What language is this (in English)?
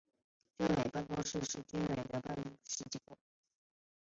Chinese